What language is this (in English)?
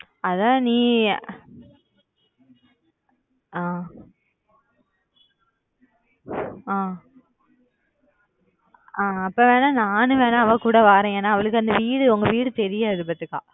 Tamil